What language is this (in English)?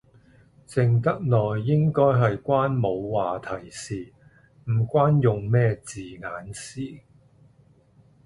Cantonese